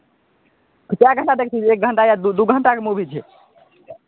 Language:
Maithili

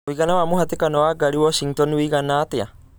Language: Kikuyu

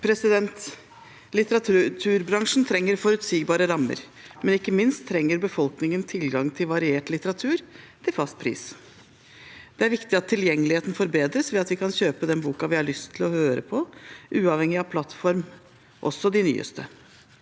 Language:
Norwegian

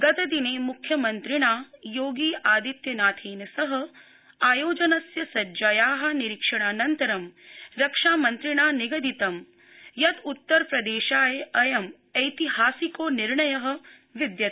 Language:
Sanskrit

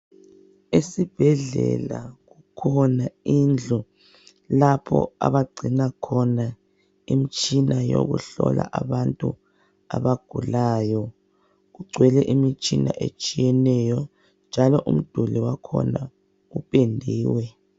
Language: North Ndebele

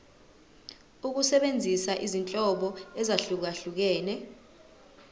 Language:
Zulu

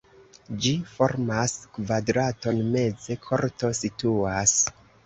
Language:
Esperanto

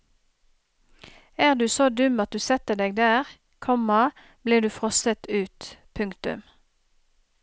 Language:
Norwegian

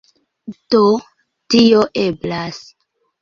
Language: Esperanto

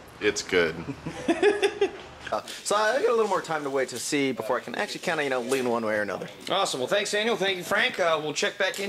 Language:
English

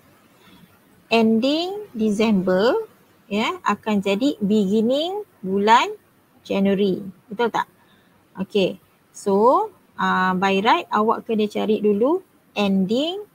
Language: Malay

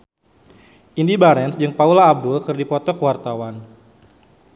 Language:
Sundanese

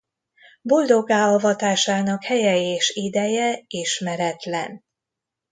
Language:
Hungarian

